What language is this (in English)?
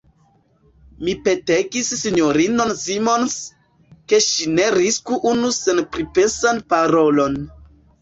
Esperanto